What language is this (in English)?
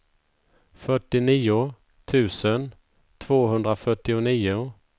Swedish